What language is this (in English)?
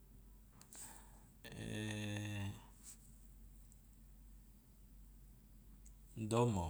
Loloda